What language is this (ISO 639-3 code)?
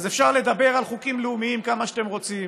heb